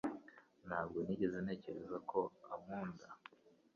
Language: Kinyarwanda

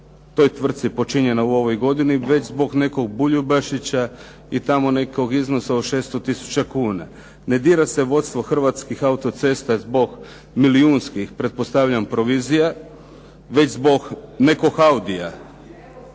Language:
Croatian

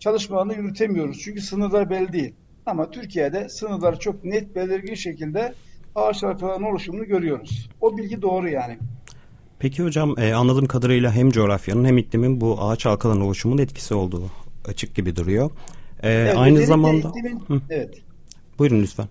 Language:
Turkish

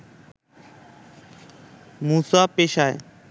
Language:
Bangla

